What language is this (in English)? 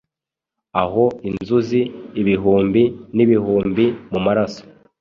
Kinyarwanda